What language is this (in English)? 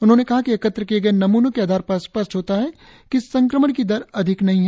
Hindi